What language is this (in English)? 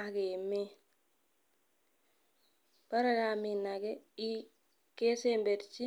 Kalenjin